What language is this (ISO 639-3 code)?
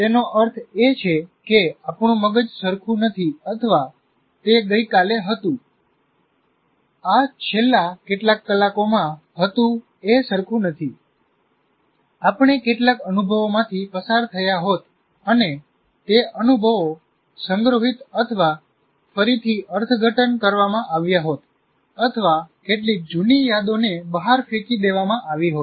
guj